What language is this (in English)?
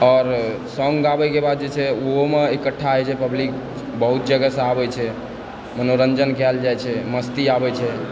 Maithili